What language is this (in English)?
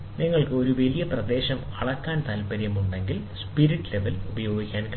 Malayalam